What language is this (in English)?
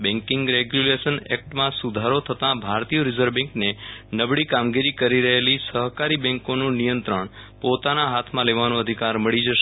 Gujarati